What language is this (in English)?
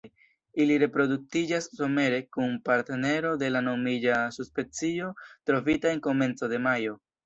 Esperanto